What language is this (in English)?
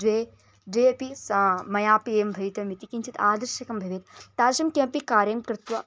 Sanskrit